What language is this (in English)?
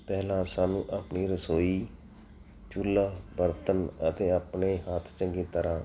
Punjabi